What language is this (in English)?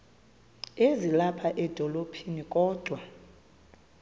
Xhosa